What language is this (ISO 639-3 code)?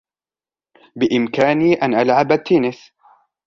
ara